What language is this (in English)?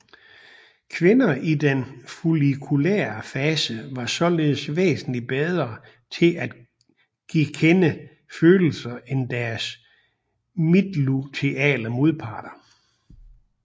Danish